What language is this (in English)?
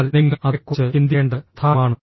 Malayalam